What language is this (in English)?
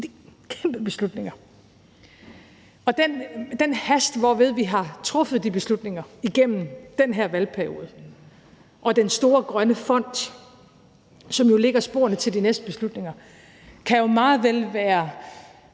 Danish